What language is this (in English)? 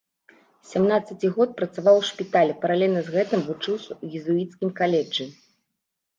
Belarusian